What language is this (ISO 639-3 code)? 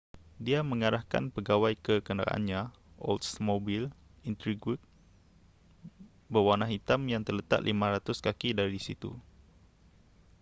msa